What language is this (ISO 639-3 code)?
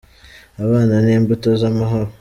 kin